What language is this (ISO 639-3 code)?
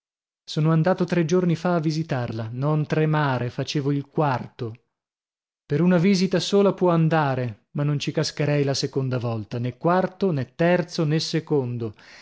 ita